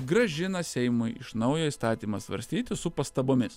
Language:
Lithuanian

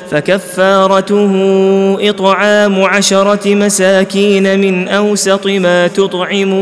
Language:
Arabic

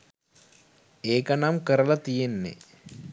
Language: Sinhala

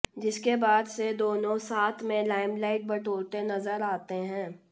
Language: Hindi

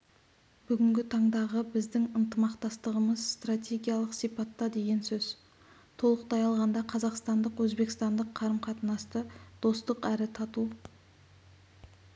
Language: Kazakh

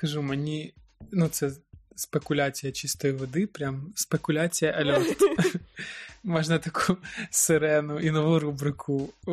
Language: Ukrainian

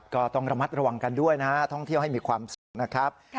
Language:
Thai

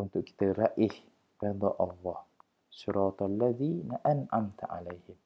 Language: Malay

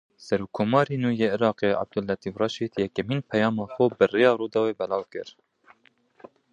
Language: Kurdish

